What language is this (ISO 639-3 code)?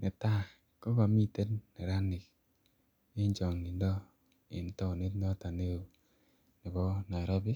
kln